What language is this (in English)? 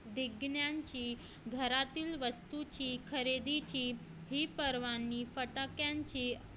Marathi